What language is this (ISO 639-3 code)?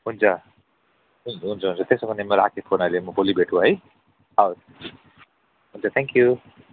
nep